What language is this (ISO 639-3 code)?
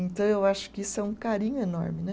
por